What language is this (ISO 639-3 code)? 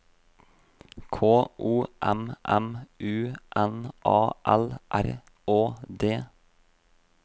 nor